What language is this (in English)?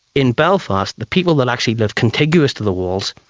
English